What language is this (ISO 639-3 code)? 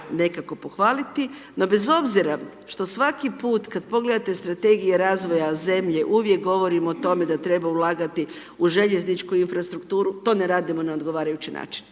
hrv